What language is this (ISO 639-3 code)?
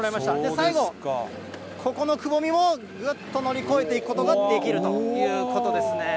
jpn